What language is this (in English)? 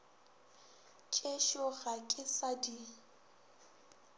Northern Sotho